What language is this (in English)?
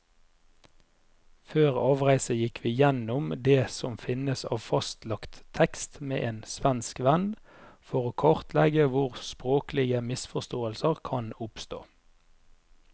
Norwegian